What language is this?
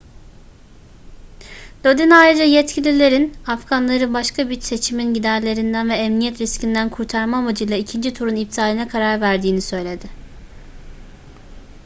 Turkish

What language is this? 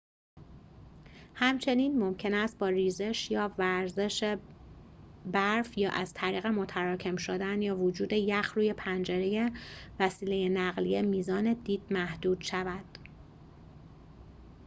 Persian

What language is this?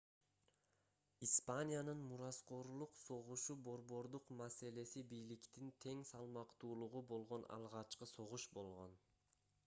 Kyrgyz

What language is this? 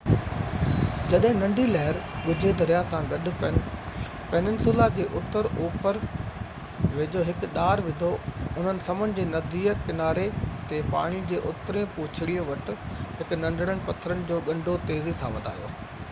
Sindhi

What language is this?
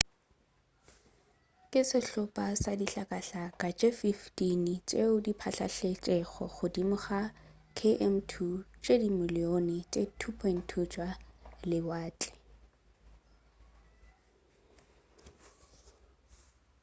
Northern Sotho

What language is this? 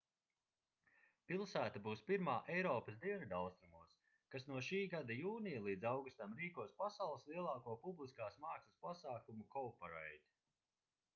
Latvian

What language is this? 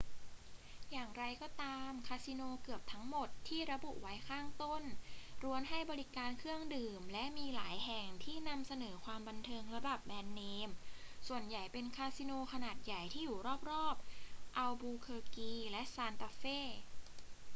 Thai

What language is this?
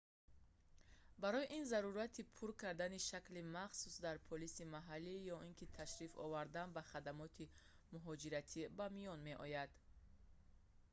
Tajik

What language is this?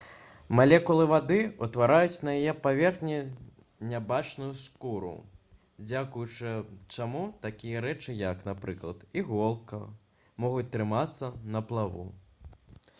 Belarusian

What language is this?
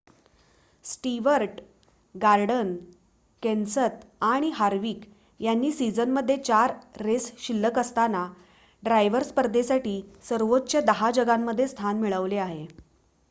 Marathi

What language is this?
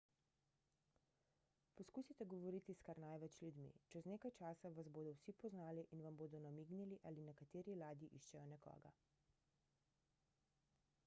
Slovenian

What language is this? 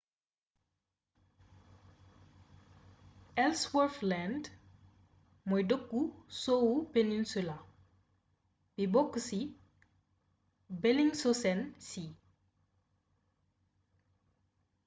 Wolof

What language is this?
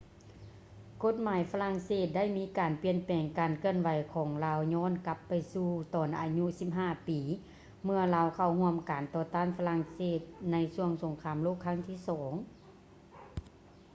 Lao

